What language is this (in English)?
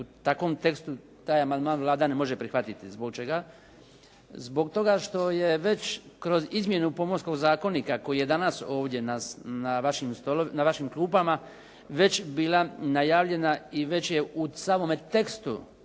Croatian